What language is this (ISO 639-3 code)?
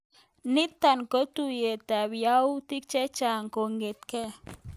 kln